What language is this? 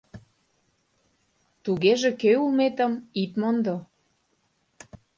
Mari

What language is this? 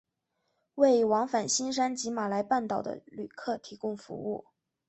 Chinese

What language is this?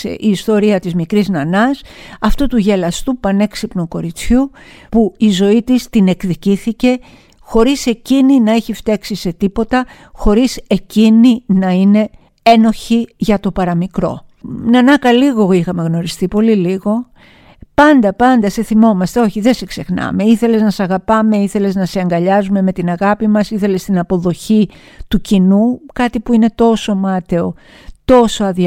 Greek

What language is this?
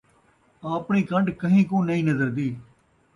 Saraiki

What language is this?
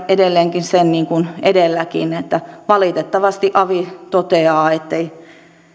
Finnish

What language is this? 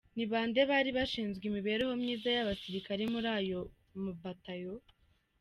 Kinyarwanda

